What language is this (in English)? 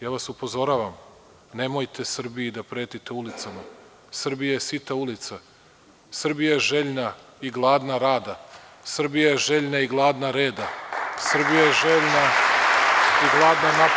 Serbian